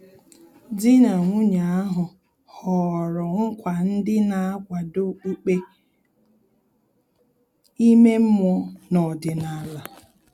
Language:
Igbo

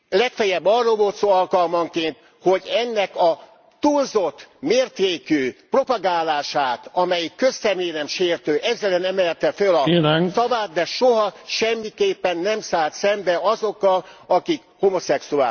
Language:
Hungarian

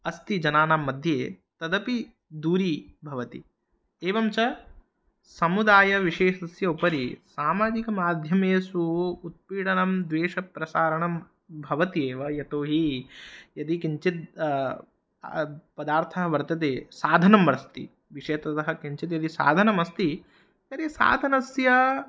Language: Sanskrit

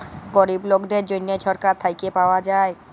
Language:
Bangla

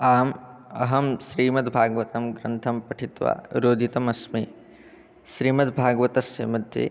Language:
Sanskrit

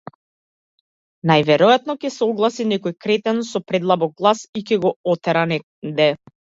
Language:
Macedonian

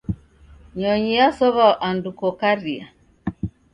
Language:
Taita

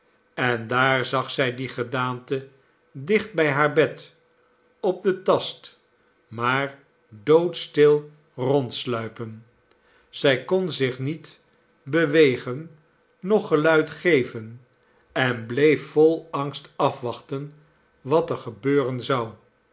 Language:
Dutch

